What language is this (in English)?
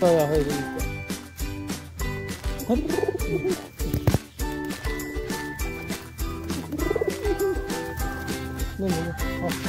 Arabic